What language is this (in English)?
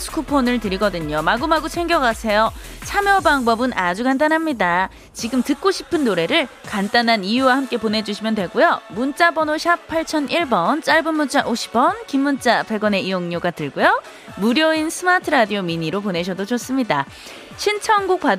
Korean